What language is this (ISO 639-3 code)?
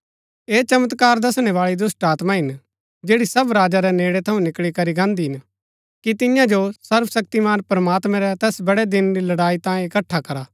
gbk